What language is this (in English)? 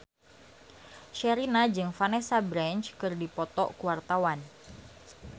Sundanese